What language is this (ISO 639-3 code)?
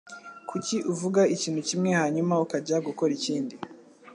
kin